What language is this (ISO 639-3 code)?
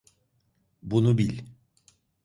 tur